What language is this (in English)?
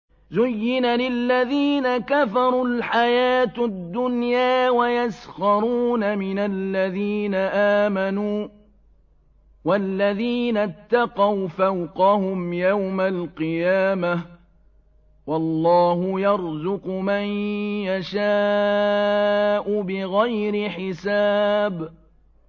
Arabic